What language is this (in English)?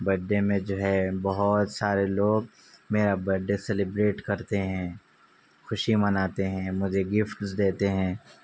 Urdu